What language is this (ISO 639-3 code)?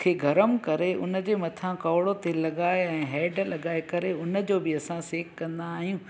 snd